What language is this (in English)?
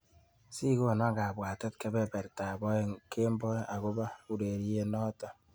Kalenjin